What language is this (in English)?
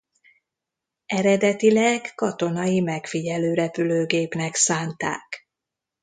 Hungarian